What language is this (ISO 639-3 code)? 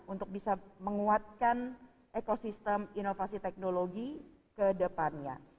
ind